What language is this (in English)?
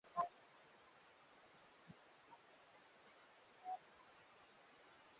Swahili